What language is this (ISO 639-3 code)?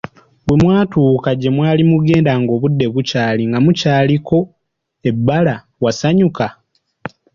lug